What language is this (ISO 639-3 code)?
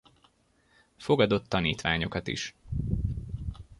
hun